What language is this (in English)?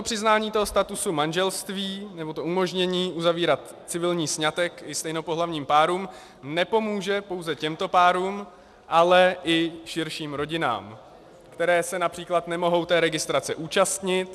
Czech